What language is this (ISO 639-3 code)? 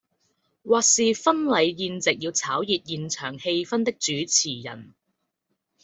zho